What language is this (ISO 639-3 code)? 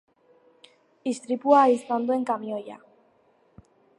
eus